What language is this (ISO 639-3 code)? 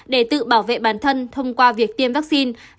vie